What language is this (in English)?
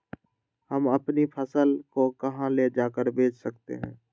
Magahi